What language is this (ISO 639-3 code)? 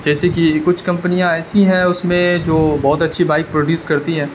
urd